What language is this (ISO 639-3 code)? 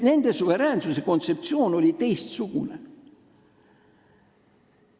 est